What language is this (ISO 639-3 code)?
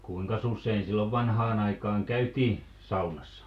fin